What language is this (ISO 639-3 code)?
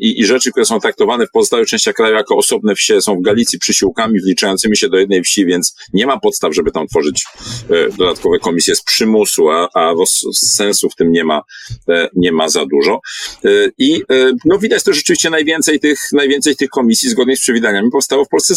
pol